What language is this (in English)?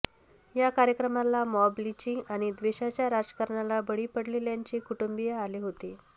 Marathi